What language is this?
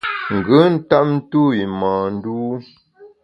Bamun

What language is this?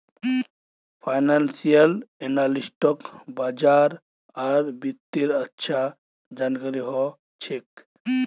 Magahi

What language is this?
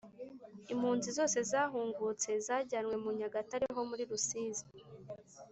Kinyarwanda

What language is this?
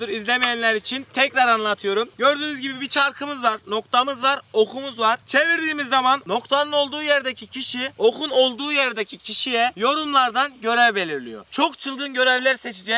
Turkish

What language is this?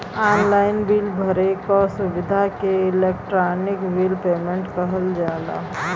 Bhojpuri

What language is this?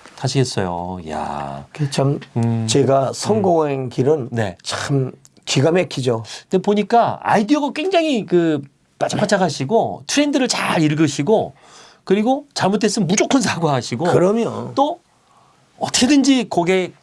Korean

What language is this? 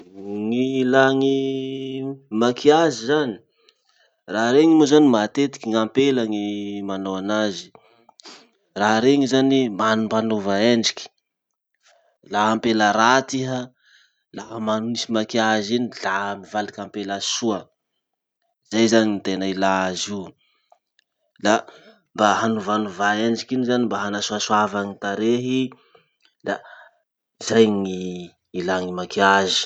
Masikoro Malagasy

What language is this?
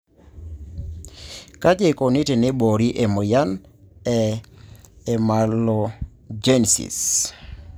Masai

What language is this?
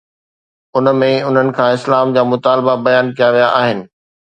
Sindhi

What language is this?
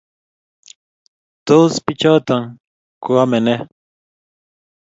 Kalenjin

